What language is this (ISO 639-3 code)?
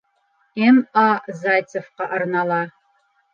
bak